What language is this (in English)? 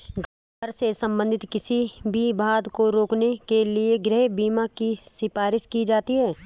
Hindi